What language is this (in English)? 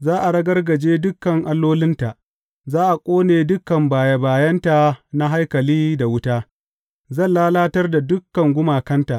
Hausa